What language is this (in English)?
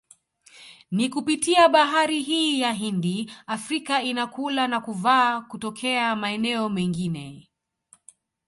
Swahili